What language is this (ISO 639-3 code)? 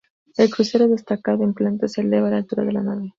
spa